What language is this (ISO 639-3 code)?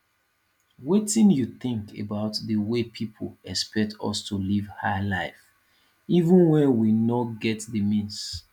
pcm